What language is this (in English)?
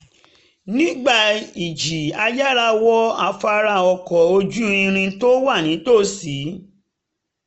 Yoruba